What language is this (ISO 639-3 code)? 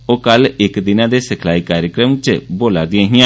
doi